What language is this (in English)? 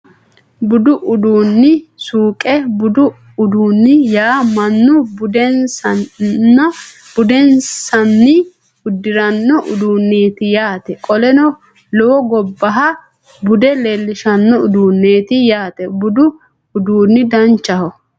Sidamo